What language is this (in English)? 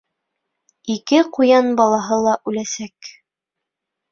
Bashkir